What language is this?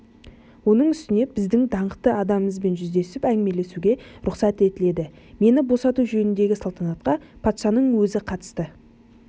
Kazakh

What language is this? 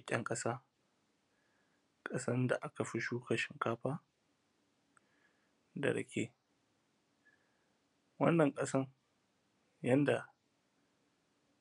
Hausa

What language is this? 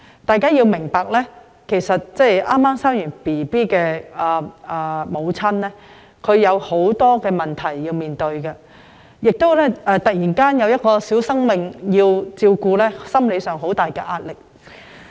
Cantonese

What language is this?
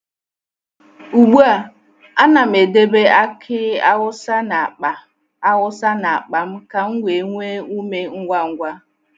Igbo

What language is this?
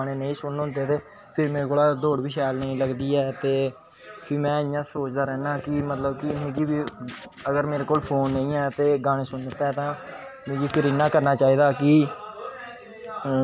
Dogri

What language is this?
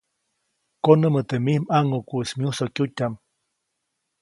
Copainalá Zoque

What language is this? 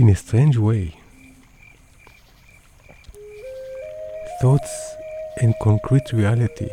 Hebrew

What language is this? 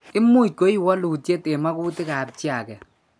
Kalenjin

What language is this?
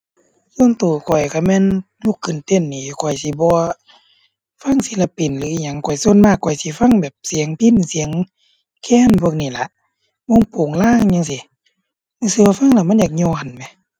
Thai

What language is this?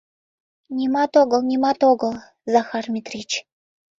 Mari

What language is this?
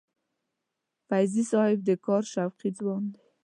Pashto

